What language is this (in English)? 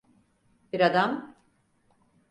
Turkish